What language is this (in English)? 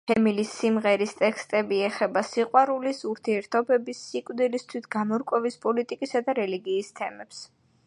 Georgian